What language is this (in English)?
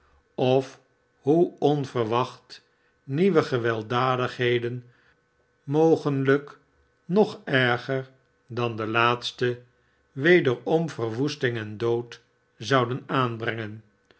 Dutch